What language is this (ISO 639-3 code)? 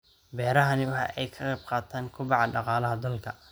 som